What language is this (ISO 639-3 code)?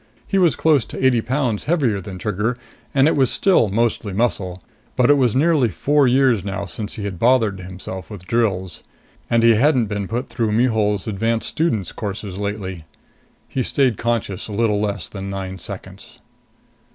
eng